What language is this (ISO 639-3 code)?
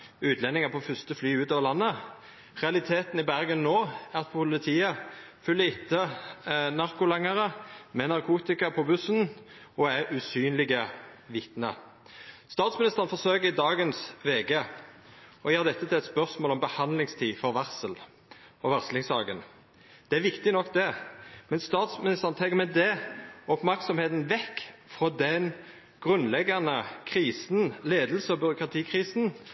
nno